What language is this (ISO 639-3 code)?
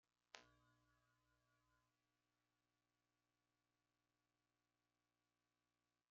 spa